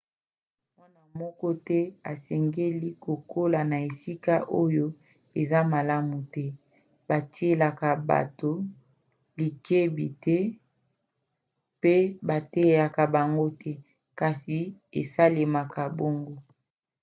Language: Lingala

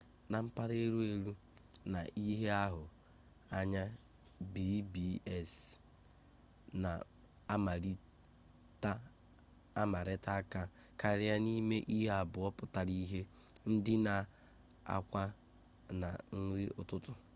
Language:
Igbo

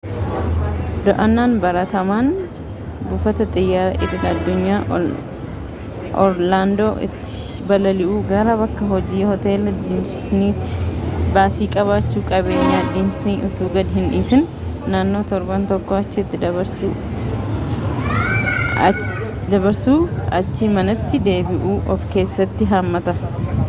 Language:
Oromo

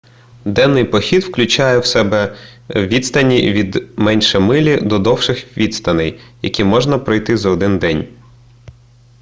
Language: Ukrainian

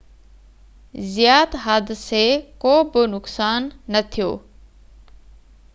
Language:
Sindhi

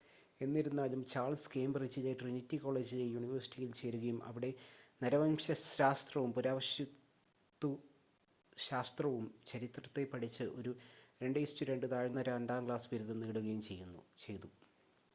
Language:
Malayalam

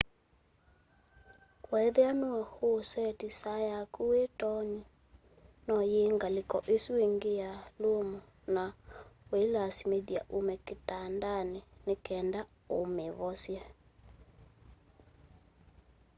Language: Kamba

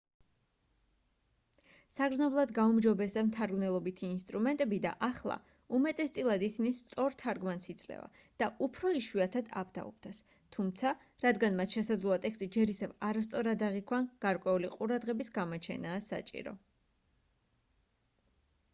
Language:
Georgian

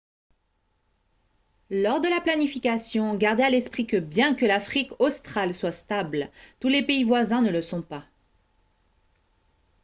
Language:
French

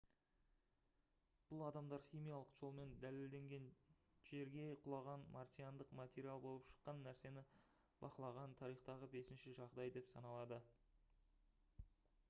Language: Kazakh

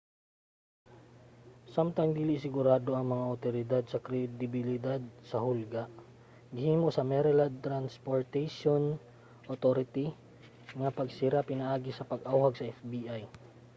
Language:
Cebuano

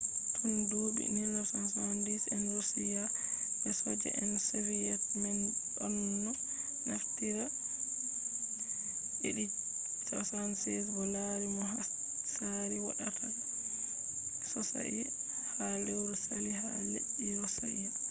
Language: Fula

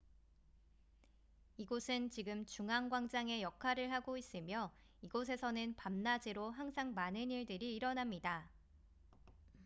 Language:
Korean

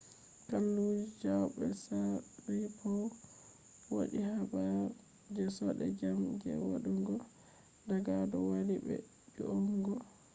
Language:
Fula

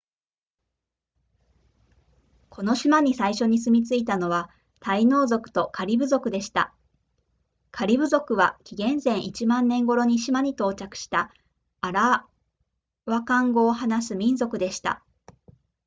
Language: Japanese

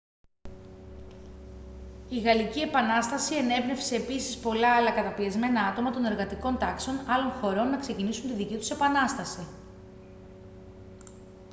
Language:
Greek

